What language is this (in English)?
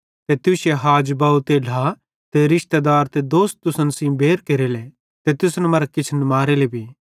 Bhadrawahi